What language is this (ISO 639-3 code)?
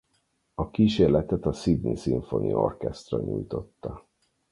hun